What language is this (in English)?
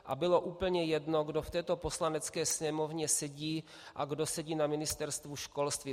Czech